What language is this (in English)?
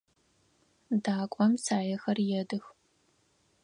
Adyghe